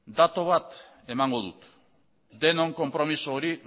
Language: Basque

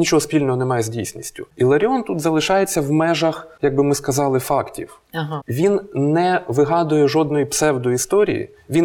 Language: Ukrainian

